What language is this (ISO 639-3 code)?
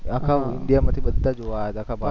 guj